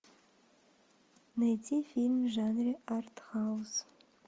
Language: Russian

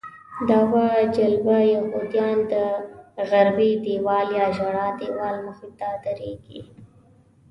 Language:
Pashto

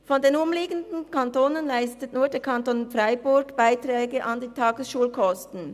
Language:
Swiss German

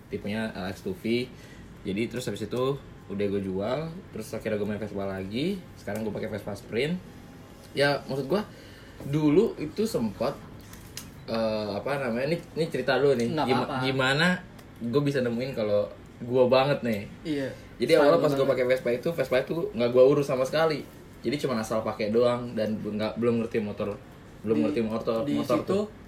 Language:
Indonesian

